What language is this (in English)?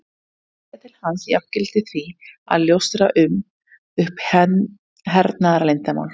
Icelandic